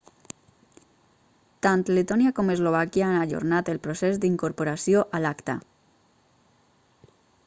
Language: Catalan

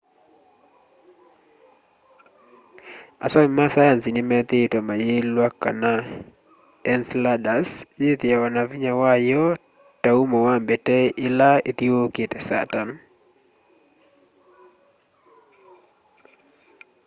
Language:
Kamba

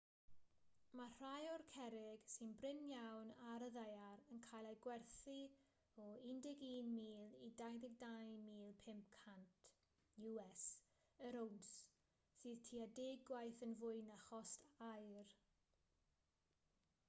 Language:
Welsh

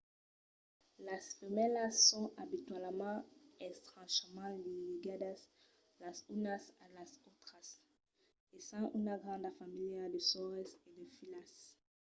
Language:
Occitan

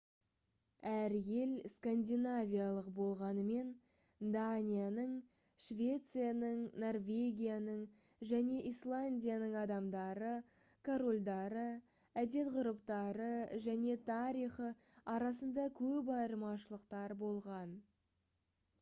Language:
Kazakh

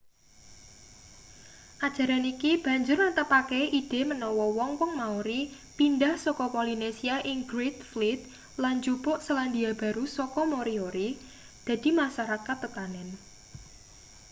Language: Javanese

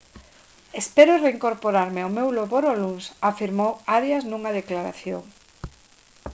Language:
Galician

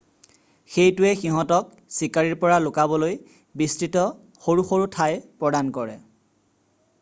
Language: Assamese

